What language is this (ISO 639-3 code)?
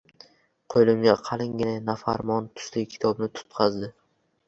uzb